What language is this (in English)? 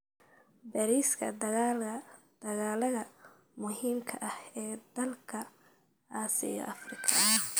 Somali